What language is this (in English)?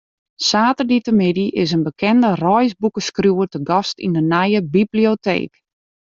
Western Frisian